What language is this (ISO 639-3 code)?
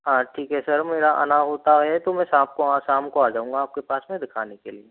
hin